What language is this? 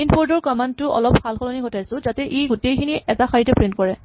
Assamese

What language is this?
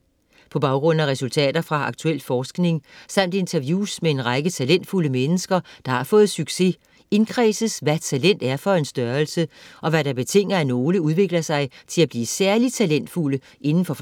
Danish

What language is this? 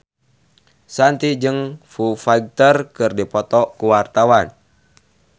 Sundanese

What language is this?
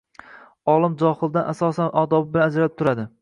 Uzbek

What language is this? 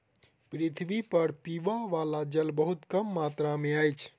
Maithili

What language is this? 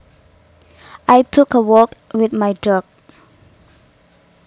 Javanese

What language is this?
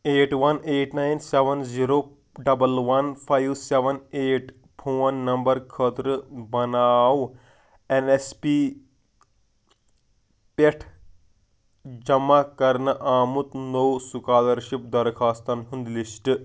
Kashmiri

